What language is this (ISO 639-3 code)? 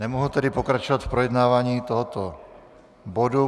ces